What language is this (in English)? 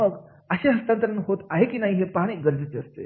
Marathi